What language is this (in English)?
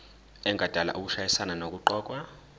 Zulu